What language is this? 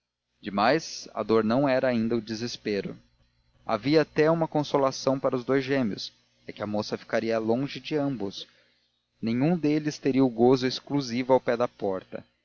Portuguese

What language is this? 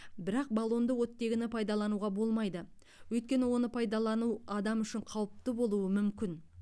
Kazakh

